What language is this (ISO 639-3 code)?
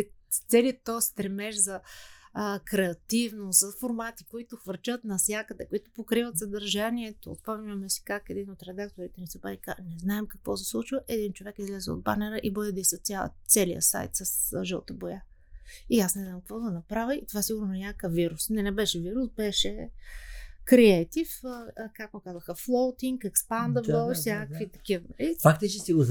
bul